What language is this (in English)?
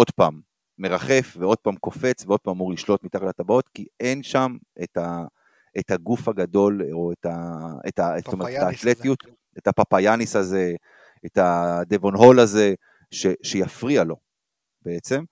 Hebrew